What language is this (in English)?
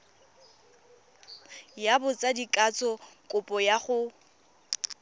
Tswana